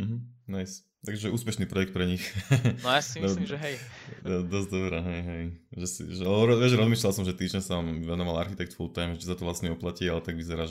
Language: Slovak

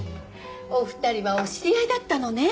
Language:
Japanese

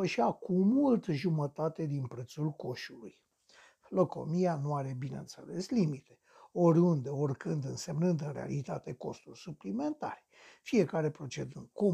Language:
Romanian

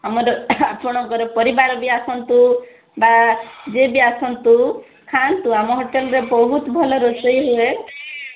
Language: Odia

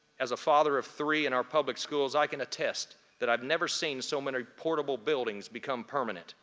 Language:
English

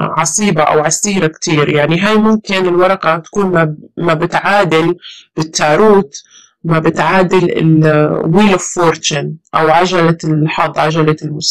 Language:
Arabic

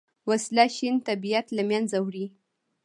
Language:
Pashto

